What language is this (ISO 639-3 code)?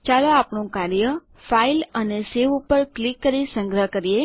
guj